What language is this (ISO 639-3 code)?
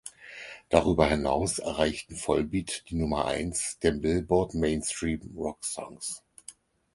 deu